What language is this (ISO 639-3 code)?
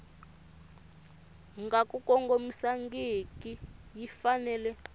tso